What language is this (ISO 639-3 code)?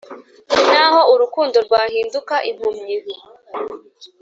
kin